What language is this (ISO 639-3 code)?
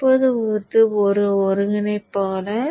tam